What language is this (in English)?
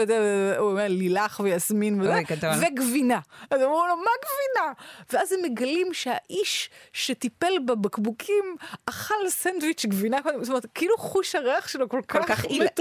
Hebrew